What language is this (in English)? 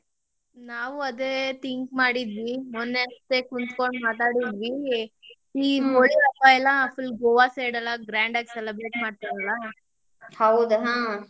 Kannada